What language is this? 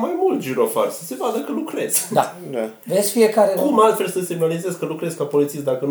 Romanian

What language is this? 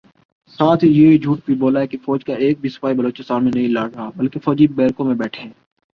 Urdu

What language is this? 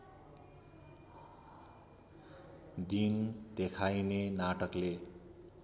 Nepali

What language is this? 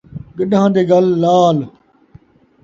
Saraiki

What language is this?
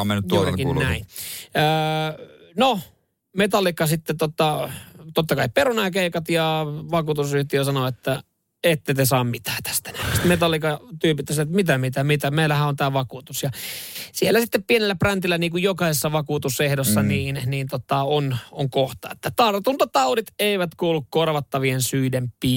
Finnish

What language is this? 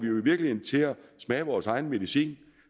Danish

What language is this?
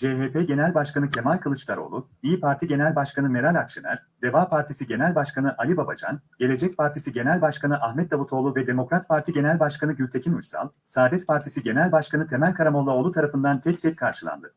Turkish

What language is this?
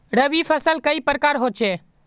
Magahi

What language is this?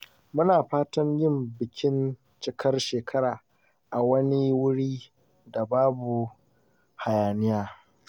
Hausa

